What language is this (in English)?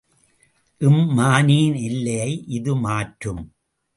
Tamil